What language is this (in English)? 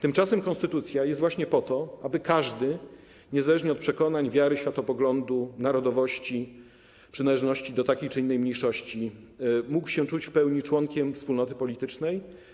Polish